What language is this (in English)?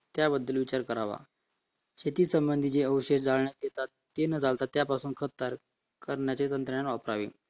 Marathi